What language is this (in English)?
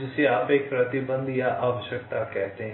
Hindi